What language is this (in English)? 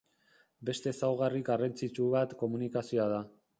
Basque